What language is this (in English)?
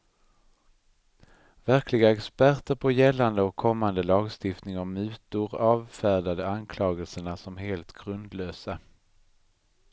Swedish